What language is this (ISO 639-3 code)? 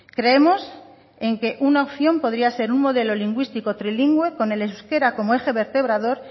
spa